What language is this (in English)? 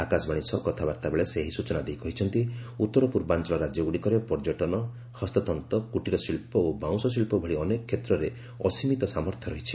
Odia